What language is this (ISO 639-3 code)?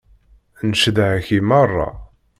kab